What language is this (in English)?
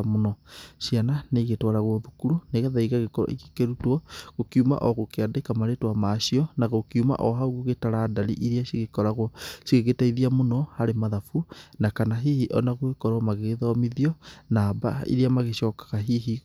Kikuyu